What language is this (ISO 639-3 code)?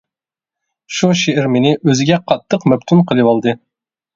uig